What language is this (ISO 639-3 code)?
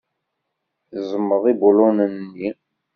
kab